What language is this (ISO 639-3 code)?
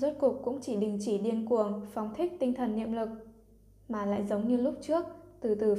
vie